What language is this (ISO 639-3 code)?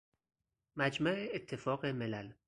fas